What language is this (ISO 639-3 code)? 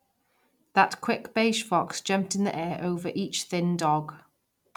eng